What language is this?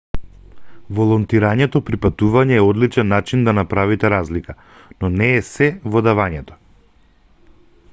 Macedonian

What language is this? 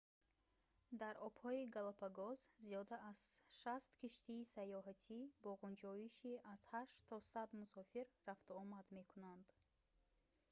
Tajik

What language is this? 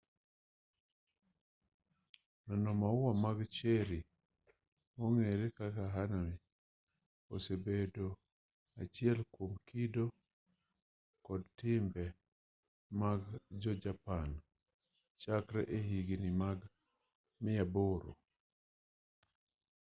Luo (Kenya and Tanzania)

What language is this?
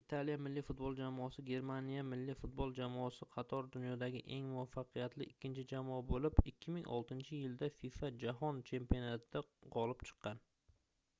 Uzbek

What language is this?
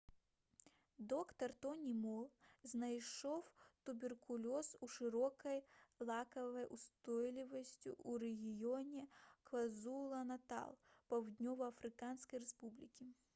Belarusian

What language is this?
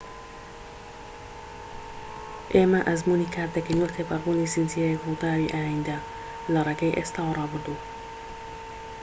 Central Kurdish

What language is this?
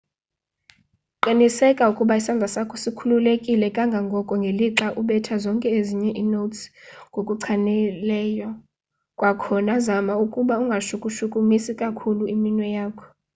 Xhosa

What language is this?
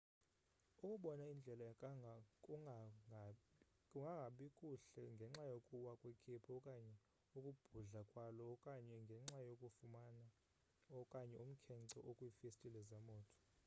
Xhosa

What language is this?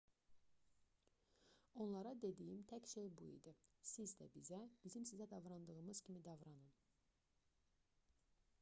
Azerbaijani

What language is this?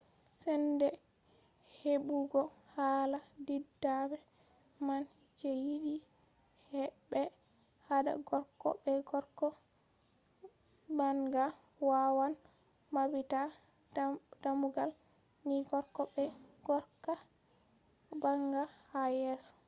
Fula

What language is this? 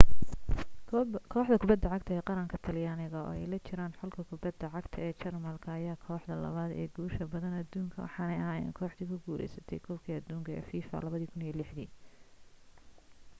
Somali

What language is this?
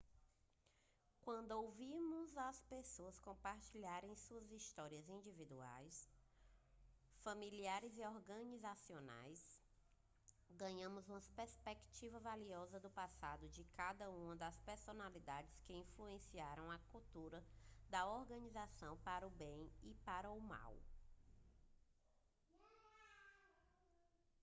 Portuguese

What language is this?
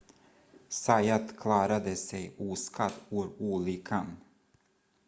Swedish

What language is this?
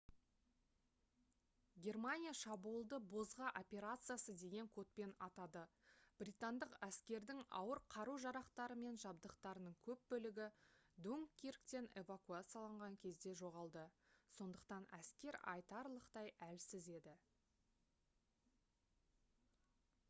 Kazakh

